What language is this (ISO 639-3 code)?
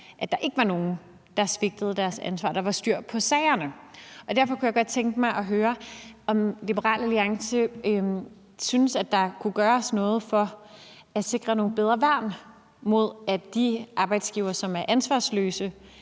dan